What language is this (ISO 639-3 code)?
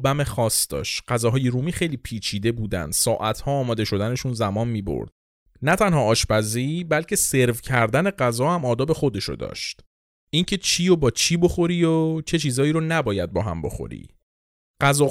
fas